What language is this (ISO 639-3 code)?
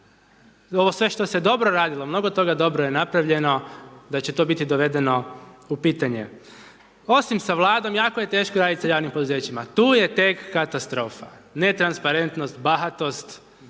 hrv